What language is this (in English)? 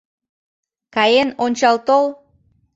Mari